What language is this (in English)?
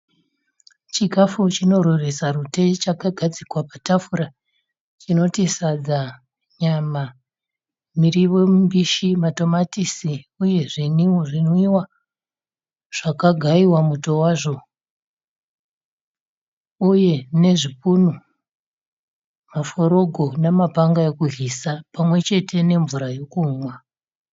Shona